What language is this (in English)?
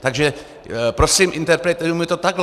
Czech